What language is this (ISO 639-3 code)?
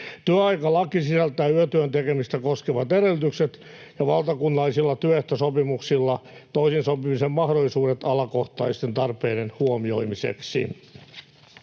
fin